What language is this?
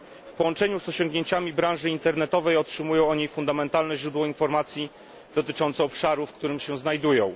Polish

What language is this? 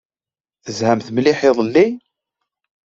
Kabyle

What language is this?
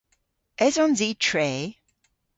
Cornish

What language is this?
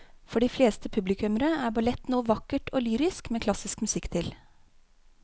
Norwegian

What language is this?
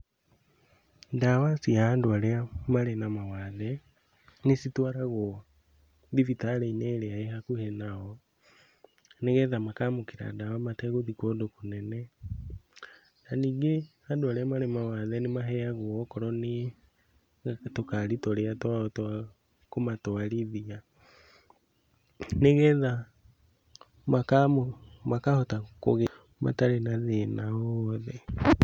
Kikuyu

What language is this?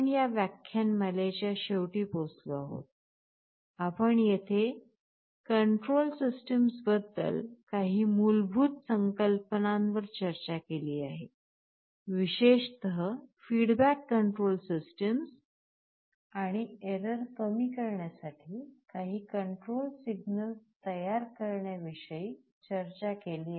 Marathi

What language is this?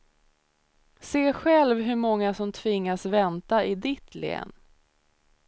Swedish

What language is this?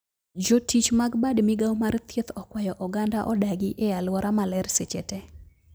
Luo (Kenya and Tanzania)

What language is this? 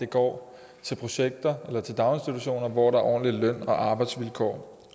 Danish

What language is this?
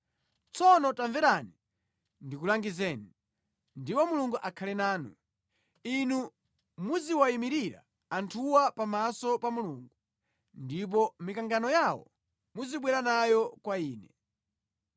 Nyanja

